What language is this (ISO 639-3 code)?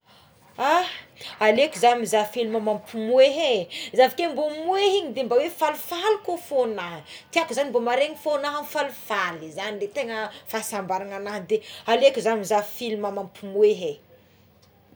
xmw